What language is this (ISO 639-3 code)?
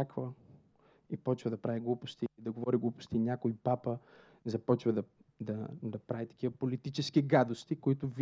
bul